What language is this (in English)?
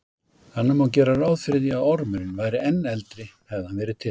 Icelandic